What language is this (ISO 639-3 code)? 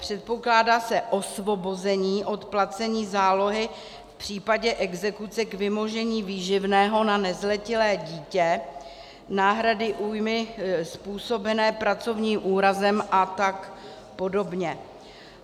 ces